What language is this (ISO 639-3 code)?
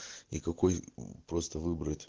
rus